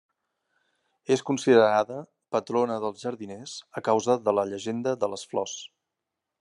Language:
Catalan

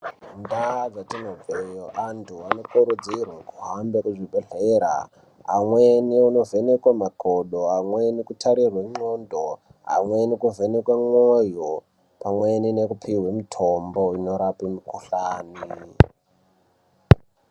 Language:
Ndau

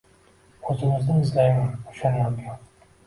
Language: Uzbek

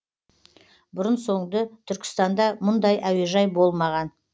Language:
Kazakh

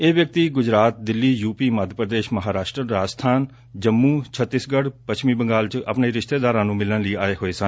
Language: Punjabi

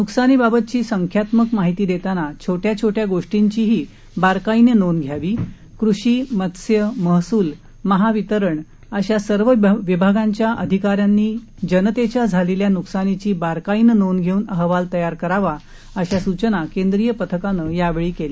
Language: Marathi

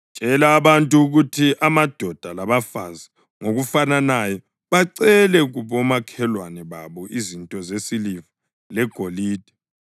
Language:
North Ndebele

